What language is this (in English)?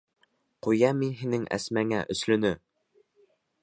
Bashkir